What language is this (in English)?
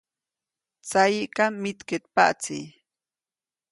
Copainalá Zoque